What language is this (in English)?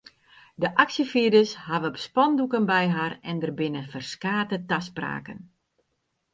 Western Frisian